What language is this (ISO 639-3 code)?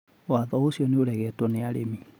kik